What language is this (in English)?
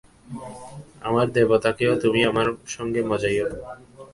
Bangla